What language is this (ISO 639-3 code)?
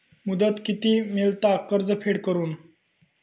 mar